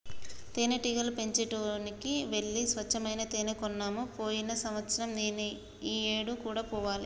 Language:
Telugu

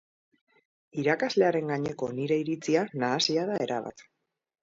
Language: Basque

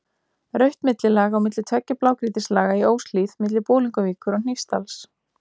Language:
Icelandic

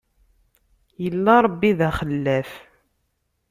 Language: Kabyle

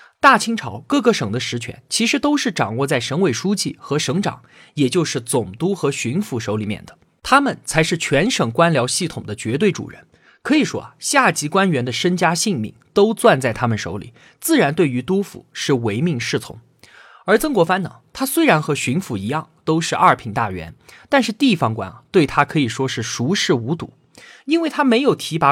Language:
Chinese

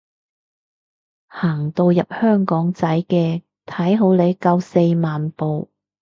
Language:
Cantonese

